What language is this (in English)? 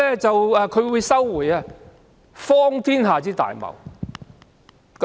Cantonese